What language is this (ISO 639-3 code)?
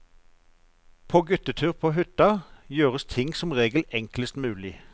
nor